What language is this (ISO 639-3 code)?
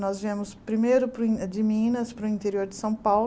por